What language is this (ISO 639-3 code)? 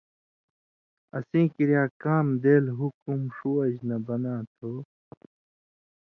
mvy